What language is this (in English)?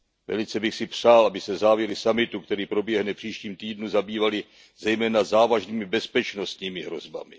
Czech